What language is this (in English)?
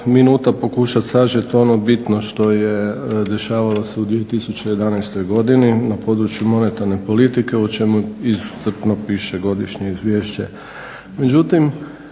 Croatian